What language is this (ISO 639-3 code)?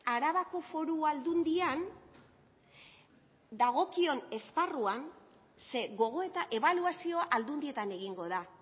eus